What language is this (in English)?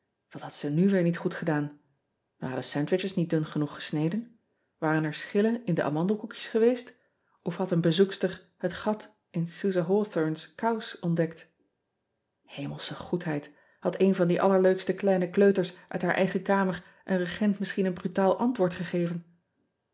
Dutch